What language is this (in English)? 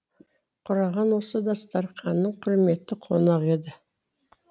Kazakh